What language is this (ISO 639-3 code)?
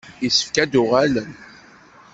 kab